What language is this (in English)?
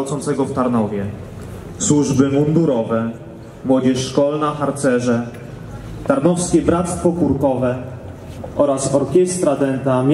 Polish